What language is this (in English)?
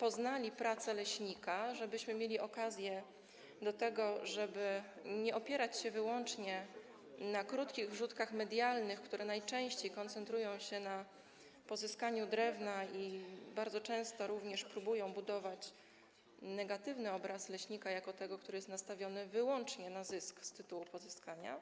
Polish